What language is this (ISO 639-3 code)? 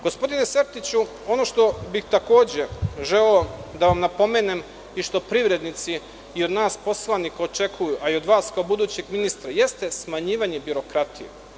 srp